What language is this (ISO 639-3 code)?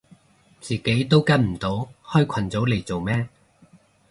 yue